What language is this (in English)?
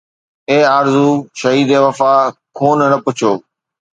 Sindhi